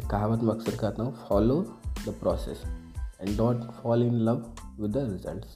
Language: Hindi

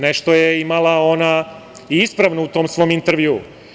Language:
Serbian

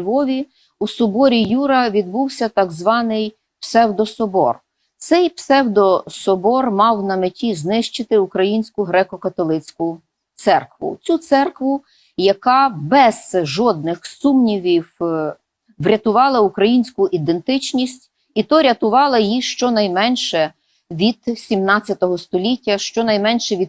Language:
Ukrainian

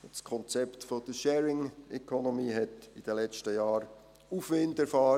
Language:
Swiss German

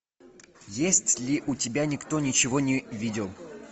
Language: Russian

